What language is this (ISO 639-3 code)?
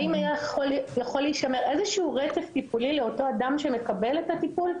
heb